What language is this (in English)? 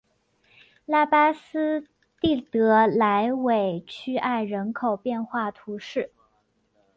Chinese